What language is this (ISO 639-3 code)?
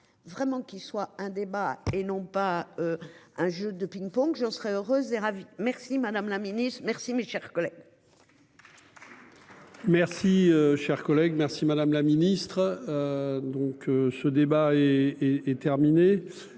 fra